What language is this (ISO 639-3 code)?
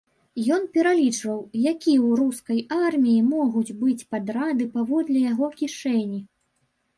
bel